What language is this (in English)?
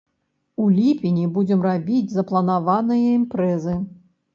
Belarusian